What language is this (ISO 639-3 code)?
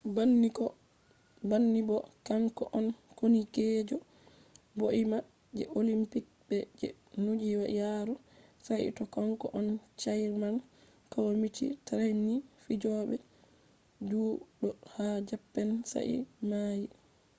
ful